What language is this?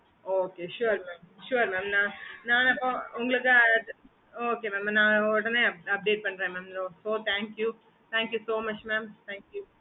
Tamil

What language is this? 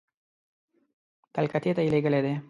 Pashto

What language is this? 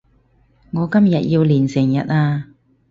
Cantonese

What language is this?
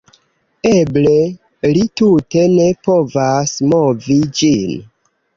Esperanto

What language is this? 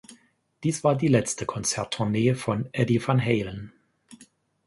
German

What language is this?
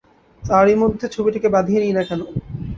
Bangla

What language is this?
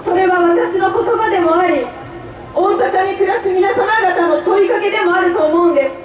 Japanese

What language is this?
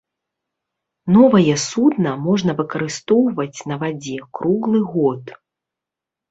Belarusian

